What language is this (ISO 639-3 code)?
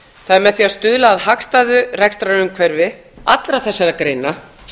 isl